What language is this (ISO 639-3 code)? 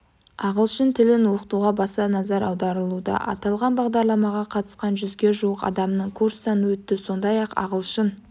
kaz